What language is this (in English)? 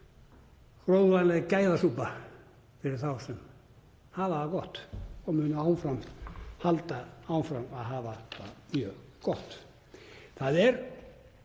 Icelandic